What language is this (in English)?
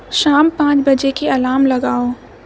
Urdu